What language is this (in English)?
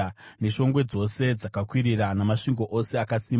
Shona